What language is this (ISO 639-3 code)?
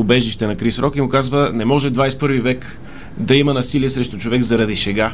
bul